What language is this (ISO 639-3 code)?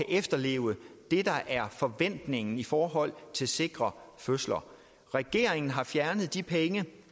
dan